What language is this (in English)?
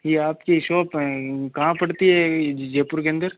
Hindi